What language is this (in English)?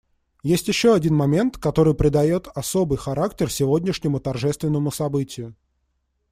Russian